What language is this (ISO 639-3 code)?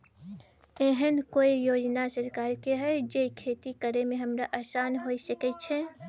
mai